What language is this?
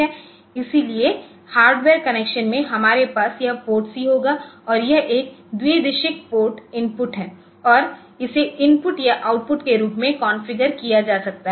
Hindi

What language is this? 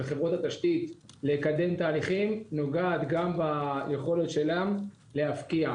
Hebrew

